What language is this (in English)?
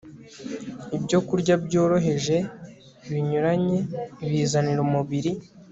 Kinyarwanda